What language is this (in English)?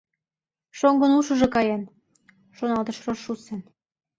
Mari